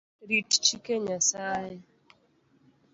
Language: Luo (Kenya and Tanzania)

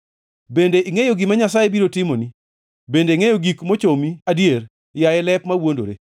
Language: Luo (Kenya and Tanzania)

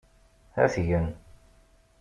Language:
Kabyle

